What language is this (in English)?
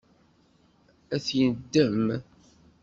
Kabyle